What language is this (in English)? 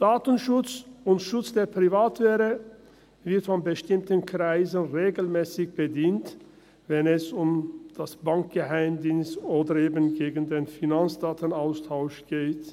Swiss German